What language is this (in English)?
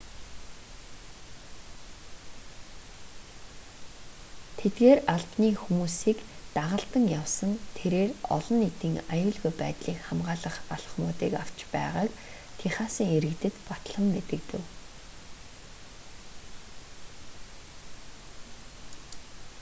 Mongolian